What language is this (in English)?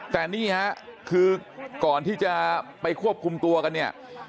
Thai